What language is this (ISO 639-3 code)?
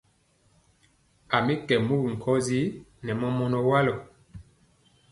mcx